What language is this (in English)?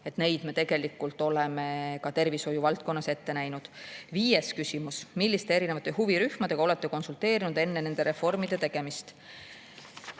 Estonian